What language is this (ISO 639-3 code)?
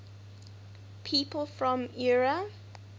eng